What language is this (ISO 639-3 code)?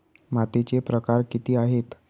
mar